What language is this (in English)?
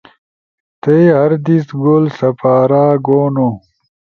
Ushojo